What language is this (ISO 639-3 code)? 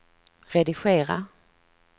swe